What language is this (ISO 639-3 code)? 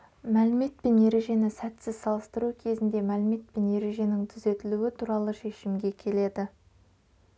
kaz